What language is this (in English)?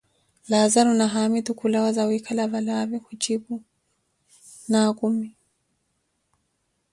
Koti